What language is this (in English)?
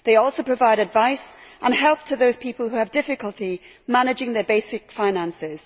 English